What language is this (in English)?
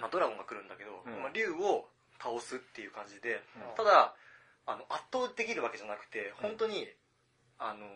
Japanese